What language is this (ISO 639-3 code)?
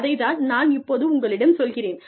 tam